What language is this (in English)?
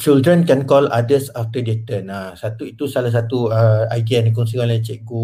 Malay